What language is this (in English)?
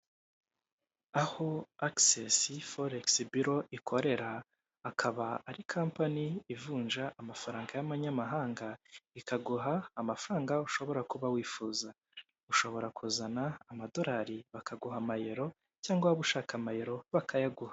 Kinyarwanda